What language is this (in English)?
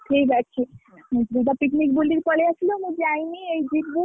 Odia